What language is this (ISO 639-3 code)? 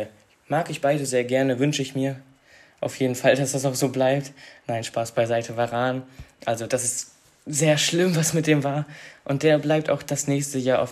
deu